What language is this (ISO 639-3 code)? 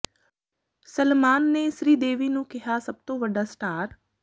pan